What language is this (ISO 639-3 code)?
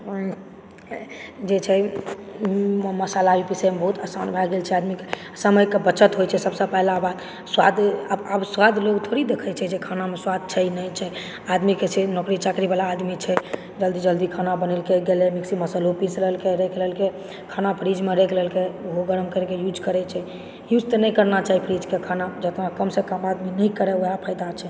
mai